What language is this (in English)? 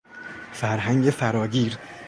Persian